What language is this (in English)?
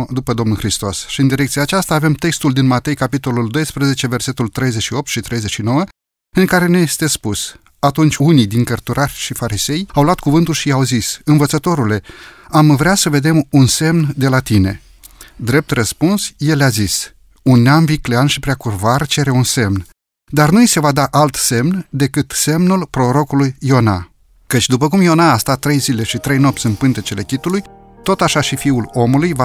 Romanian